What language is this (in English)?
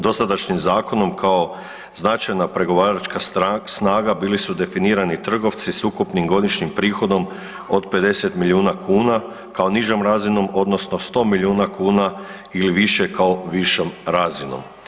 Croatian